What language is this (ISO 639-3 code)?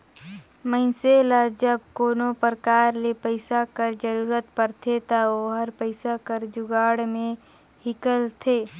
hne